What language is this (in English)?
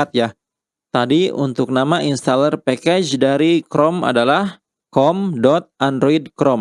Indonesian